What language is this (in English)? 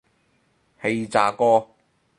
Cantonese